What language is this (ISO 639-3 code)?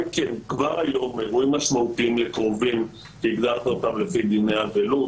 heb